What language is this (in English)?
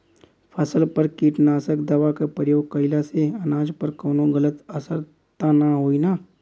Bhojpuri